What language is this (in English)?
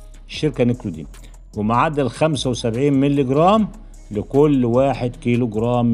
Arabic